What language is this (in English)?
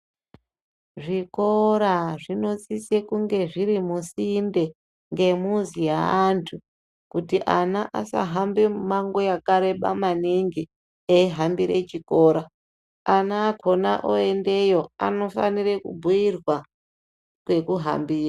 Ndau